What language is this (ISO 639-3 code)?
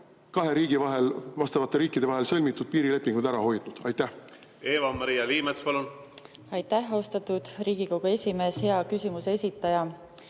est